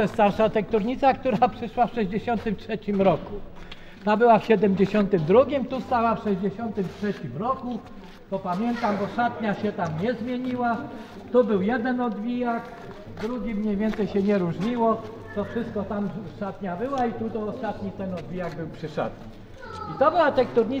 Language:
Polish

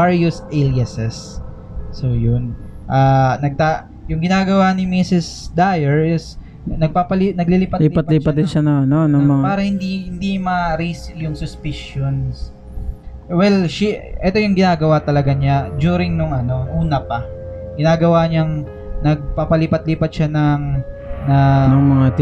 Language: Filipino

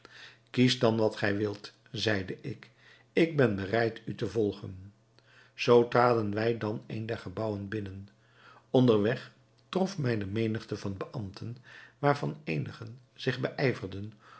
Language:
Dutch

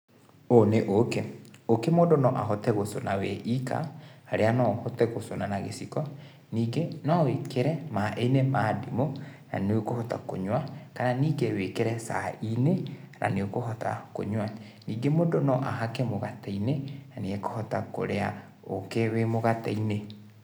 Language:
Kikuyu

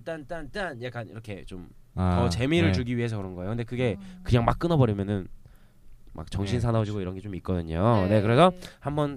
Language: Korean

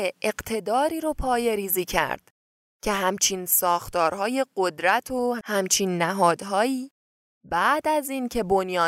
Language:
Persian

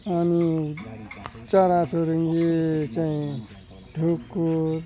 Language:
Nepali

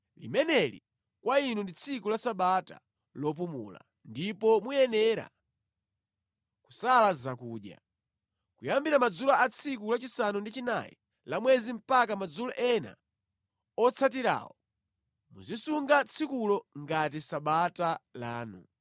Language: Nyanja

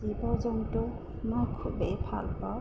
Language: Assamese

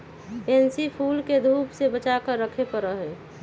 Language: Magahi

